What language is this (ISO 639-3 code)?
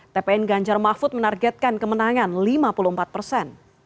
ind